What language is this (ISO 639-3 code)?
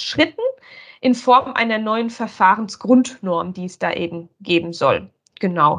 deu